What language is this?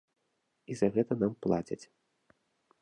Belarusian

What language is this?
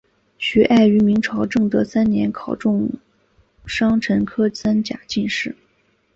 Chinese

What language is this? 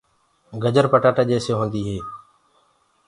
Gurgula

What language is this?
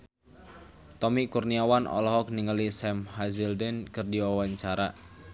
Sundanese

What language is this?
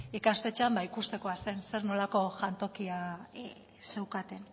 Basque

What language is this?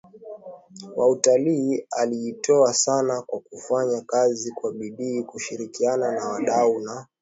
Swahili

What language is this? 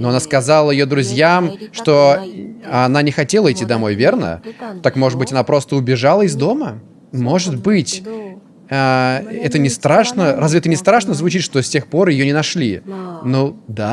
Russian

